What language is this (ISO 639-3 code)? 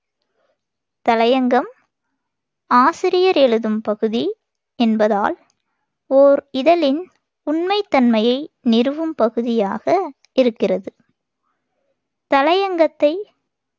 tam